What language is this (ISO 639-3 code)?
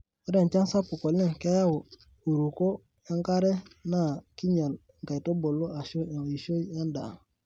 mas